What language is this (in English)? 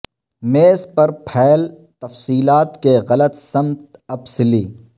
Urdu